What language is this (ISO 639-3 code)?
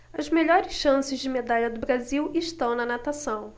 por